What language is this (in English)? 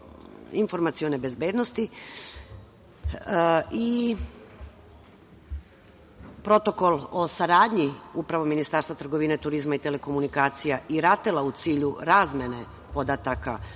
Serbian